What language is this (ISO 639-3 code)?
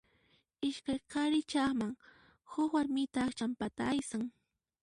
qxp